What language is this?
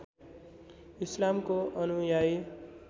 Nepali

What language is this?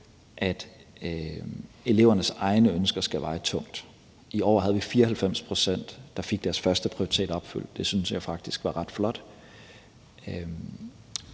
Danish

